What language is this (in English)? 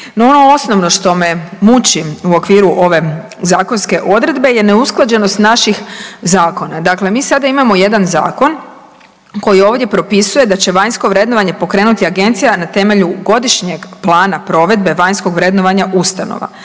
Croatian